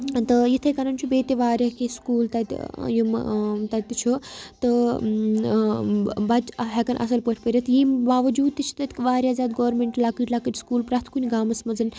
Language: Kashmiri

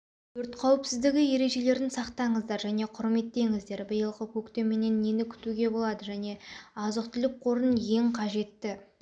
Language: Kazakh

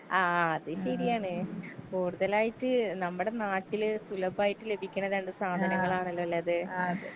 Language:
Malayalam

